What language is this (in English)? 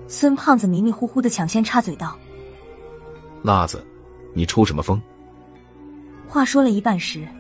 Chinese